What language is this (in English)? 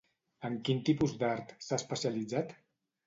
Catalan